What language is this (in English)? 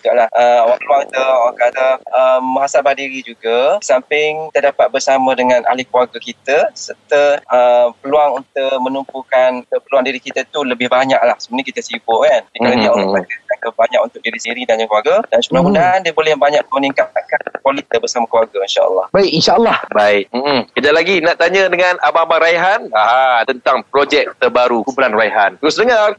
Malay